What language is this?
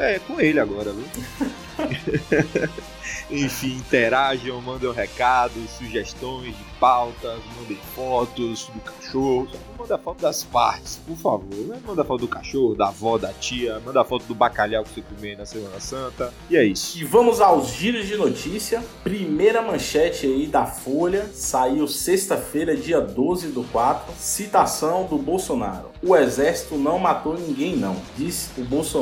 Portuguese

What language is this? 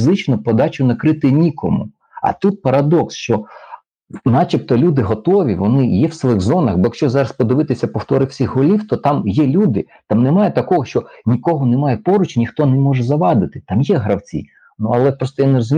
Ukrainian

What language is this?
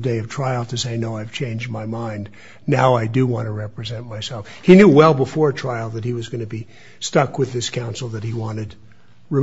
English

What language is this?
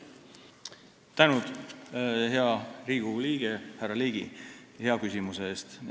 Estonian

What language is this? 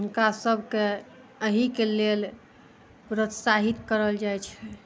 Maithili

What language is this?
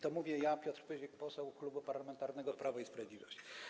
Polish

